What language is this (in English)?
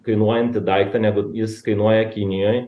Lithuanian